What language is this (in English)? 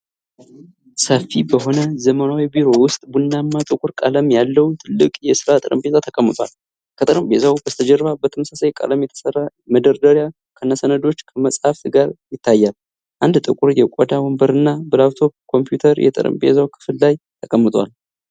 Amharic